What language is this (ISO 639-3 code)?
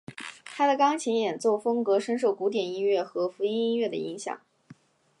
zho